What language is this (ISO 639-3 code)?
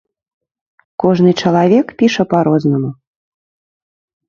bel